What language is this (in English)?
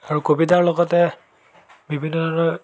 Assamese